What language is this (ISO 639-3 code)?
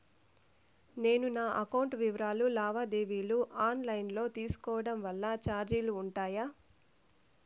tel